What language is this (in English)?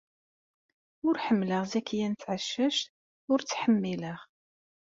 Kabyle